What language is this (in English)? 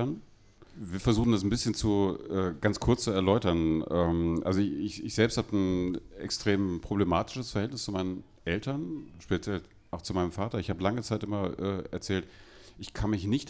German